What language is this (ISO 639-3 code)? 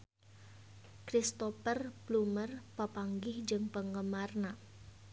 sun